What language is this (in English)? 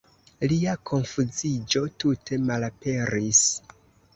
Esperanto